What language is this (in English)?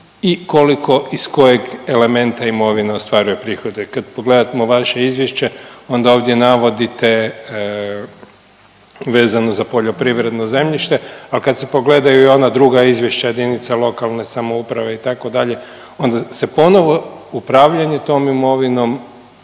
Croatian